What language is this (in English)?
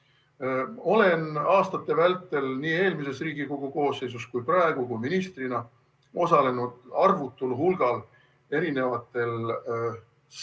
Estonian